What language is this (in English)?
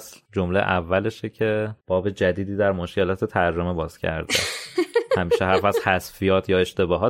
Persian